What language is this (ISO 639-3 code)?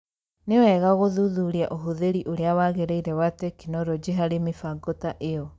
kik